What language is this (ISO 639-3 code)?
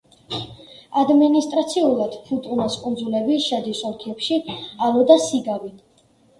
kat